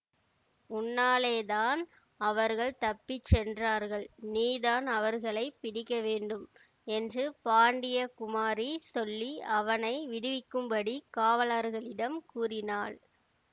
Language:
Tamil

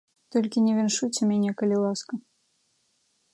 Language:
Belarusian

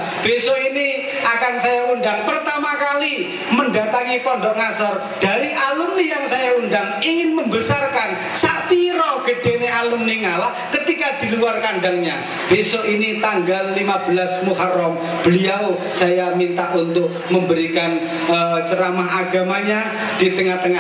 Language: Indonesian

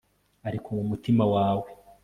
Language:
Kinyarwanda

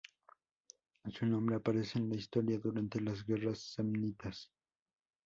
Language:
Spanish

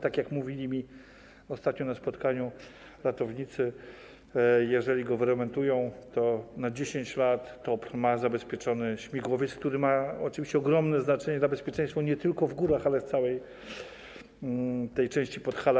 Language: Polish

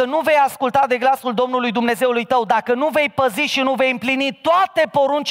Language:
Romanian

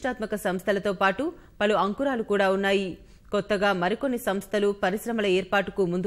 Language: Hindi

